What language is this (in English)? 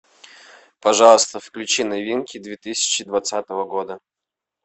Russian